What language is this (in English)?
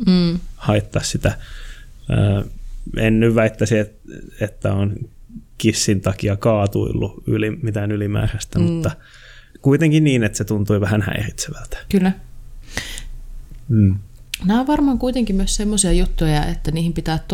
Finnish